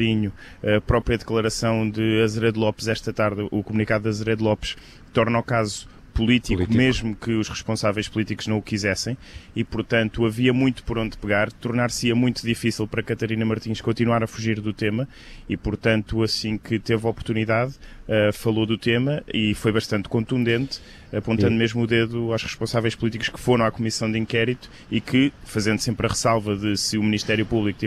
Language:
Portuguese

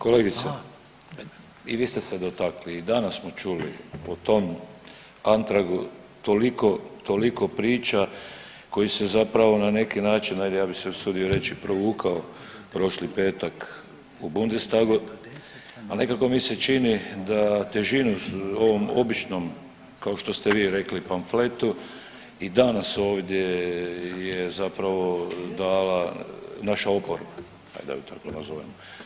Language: Croatian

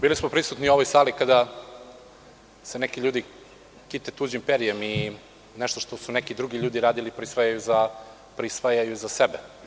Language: Serbian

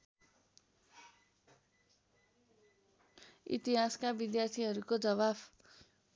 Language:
Nepali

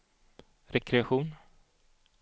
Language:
Swedish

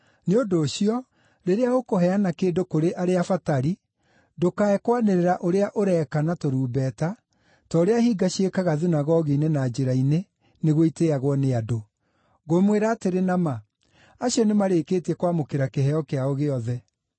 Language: Kikuyu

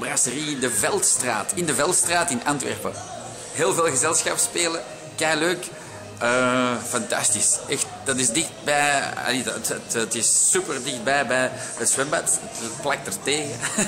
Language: Dutch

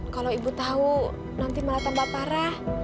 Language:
Indonesian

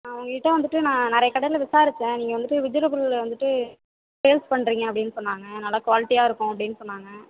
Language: Tamil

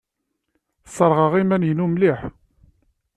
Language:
Kabyle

